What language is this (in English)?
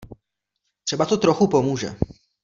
Czech